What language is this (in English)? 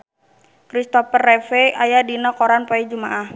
Sundanese